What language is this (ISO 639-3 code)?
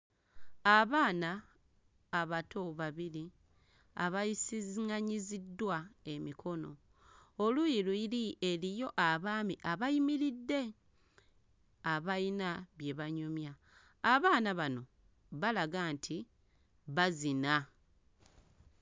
lug